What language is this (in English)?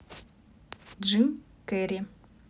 Russian